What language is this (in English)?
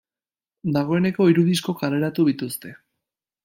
Basque